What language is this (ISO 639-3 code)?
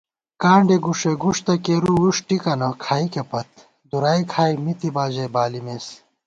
gwt